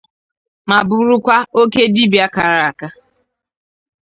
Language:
Igbo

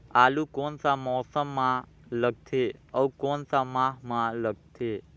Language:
Chhattisgarhi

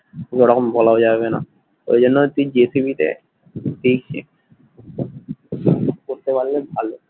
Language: Bangla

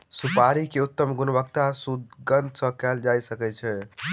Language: Maithili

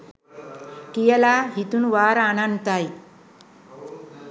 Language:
Sinhala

